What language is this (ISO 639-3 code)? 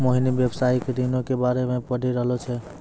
mai